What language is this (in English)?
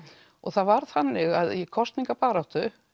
Icelandic